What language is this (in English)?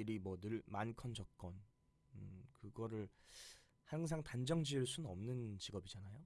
Korean